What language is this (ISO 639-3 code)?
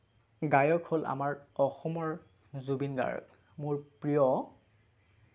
asm